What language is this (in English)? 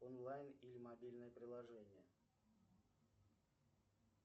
Russian